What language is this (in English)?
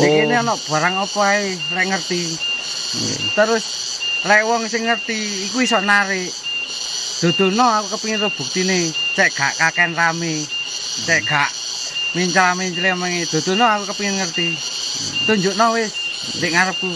Indonesian